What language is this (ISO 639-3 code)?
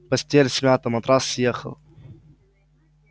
rus